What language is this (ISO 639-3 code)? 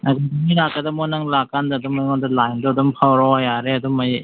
mni